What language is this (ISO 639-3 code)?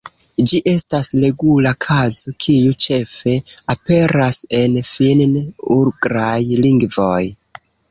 epo